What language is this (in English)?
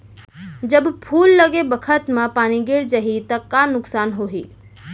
Chhattisgarhi